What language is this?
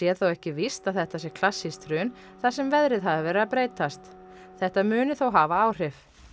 Icelandic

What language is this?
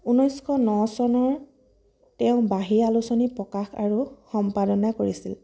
Assamese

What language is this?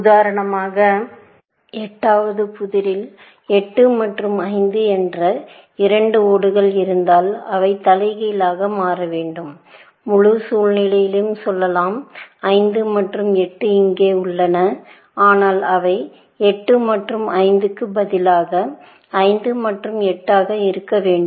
Tamil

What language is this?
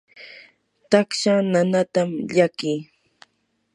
Yanahuanca Pasco Quechua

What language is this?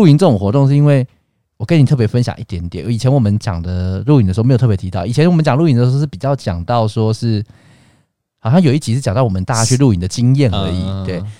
Chinese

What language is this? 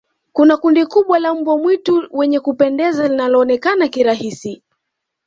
Swahili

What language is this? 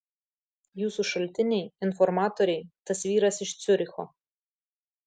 Lithuanian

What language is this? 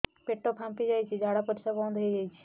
Odia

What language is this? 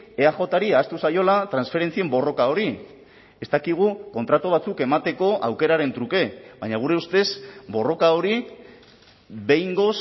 Basque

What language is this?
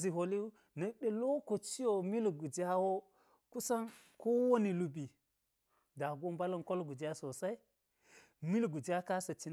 Geji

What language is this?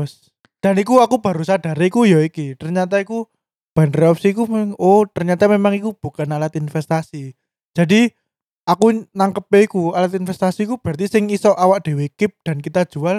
Indonesian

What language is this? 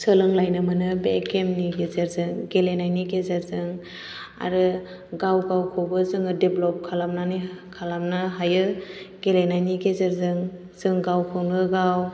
Bodo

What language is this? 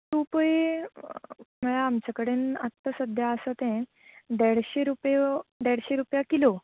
Konkani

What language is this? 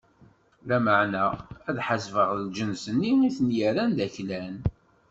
Kabyle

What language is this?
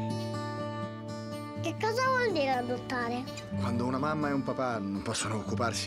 Italian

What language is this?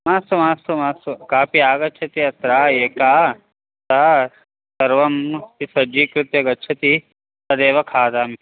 Sanskrit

